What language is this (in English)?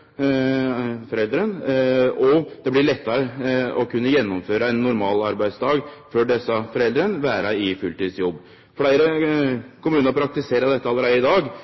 Norwegian Nynorsk